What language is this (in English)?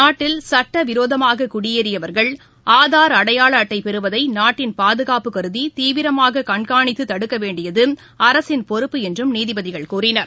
Tamil